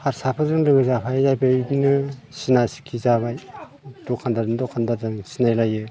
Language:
Bodo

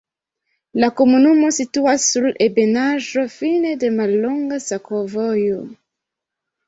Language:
Esperanto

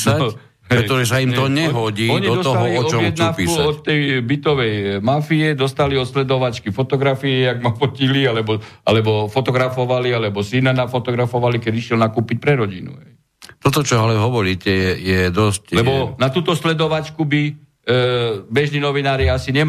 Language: Slovak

